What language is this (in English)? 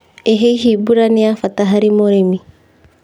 Kikuyu